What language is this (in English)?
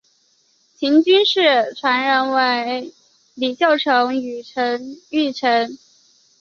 Chinese